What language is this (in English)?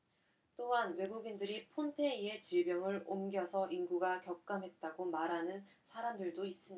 Korean